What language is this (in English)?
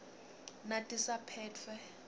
Swati